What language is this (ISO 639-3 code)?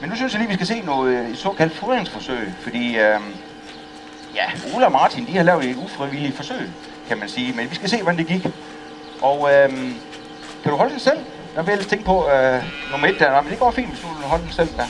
dan